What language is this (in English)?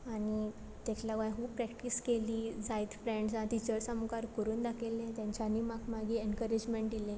Konkani